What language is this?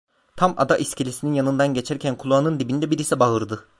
Turkish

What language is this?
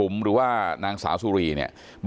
Thai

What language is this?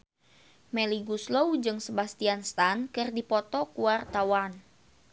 Sundanese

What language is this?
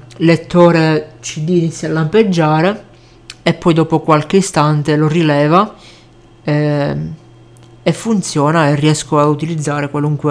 Italian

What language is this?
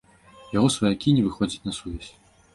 Belarusian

